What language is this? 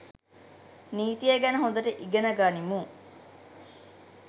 Sinhala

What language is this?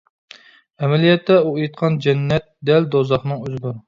Uyghur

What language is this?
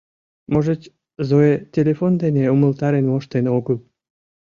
Mari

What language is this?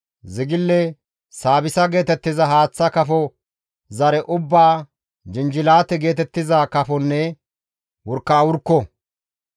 Gamo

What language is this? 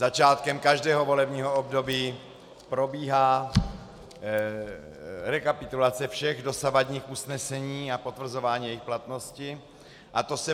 Czech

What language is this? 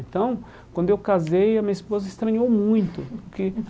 Portuguese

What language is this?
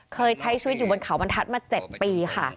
Thai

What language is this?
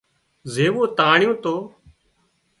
Wadiyara Koli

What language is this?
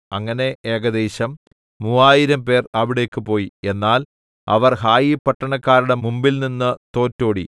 Malayalam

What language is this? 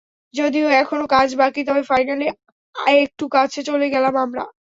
Bangla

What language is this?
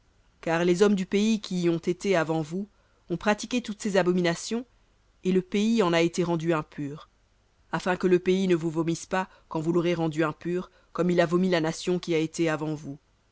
French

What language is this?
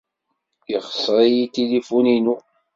Kabyle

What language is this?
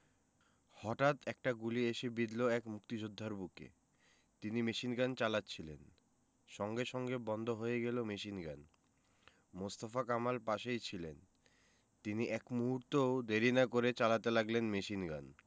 Bangla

